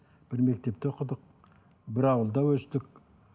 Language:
Kazakh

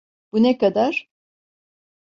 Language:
Turkish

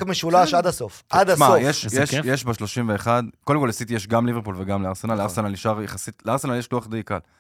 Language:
Hebrew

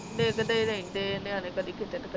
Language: Punjabi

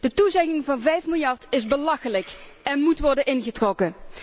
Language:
Dutch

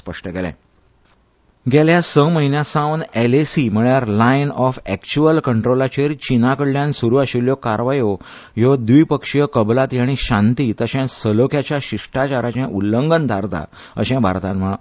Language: Konkani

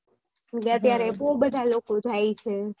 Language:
Gujarati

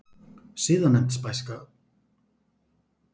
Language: Icelandic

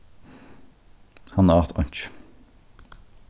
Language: Faroese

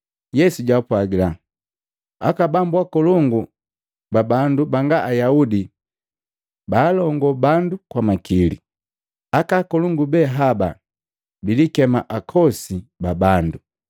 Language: Matengo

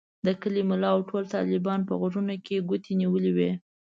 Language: Pashto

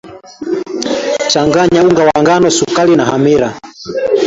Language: Swahili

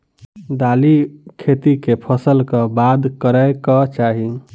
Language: Maithili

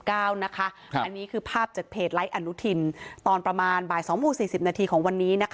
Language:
Thai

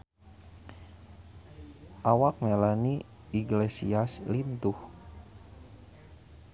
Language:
Sundanese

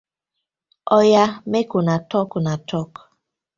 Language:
Nigerian Pidgin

